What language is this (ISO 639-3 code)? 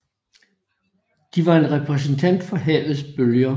dan